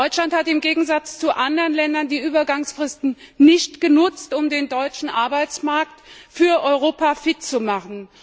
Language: German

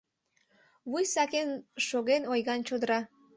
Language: Mari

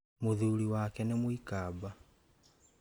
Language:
Kikuyu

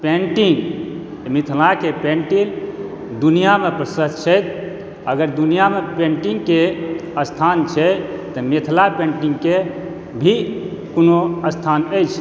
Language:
Maithili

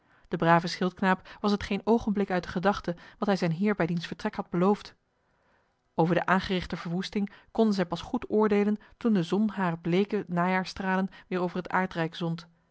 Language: Dutch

